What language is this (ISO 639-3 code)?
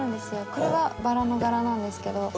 jpn